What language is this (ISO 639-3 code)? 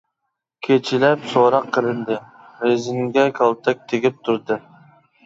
uig